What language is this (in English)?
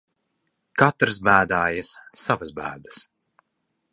Latvian